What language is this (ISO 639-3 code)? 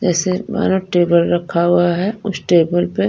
hin